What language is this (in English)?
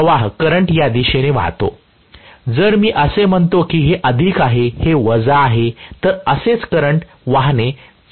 Marathi